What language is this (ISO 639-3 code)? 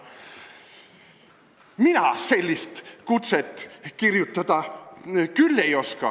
est